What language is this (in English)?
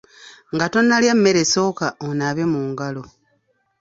Ganda